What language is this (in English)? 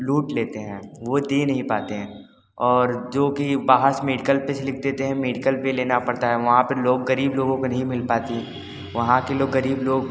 Hindi